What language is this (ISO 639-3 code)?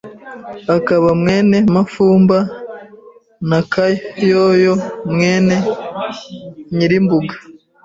kin